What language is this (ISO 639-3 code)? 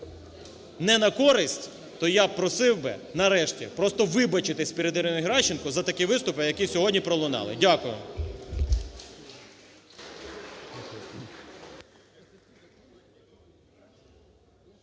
ukr